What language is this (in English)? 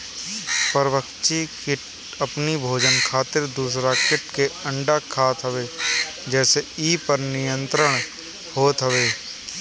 Bhojpuri